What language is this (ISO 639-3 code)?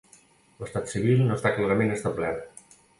cat